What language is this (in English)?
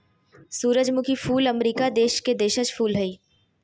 Magahi